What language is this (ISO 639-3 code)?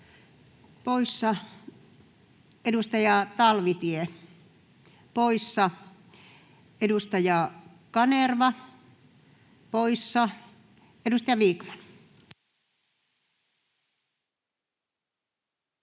fin